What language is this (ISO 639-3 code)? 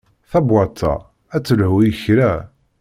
kab